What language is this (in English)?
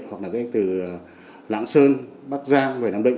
Vietnamese